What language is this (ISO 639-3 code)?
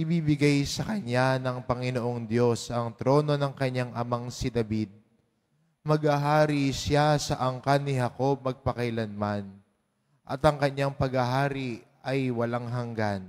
fil